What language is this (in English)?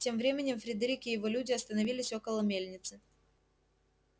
Russian